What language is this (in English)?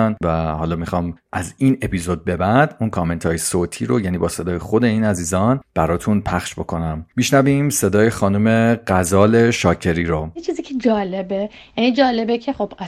Persian